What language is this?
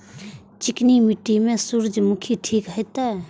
Maithili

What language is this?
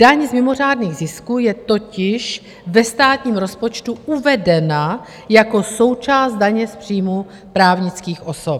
Czech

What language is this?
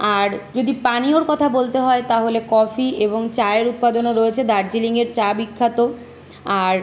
Bangla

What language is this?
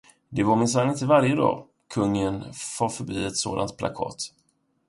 Swedish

